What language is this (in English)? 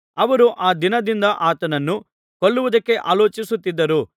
Kannada